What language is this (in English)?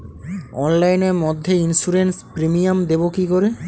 Bangla